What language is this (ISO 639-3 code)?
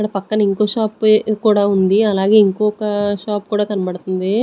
tel